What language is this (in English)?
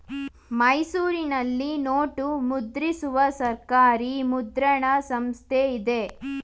Kannada